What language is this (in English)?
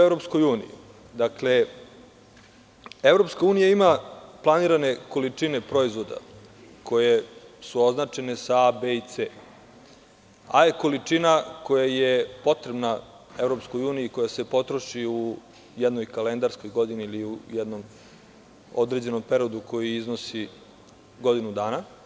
Serbian